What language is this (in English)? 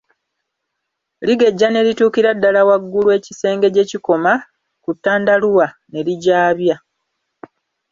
Ganda